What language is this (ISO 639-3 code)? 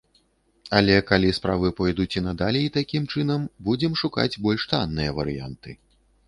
bel